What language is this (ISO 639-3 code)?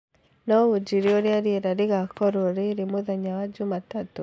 kik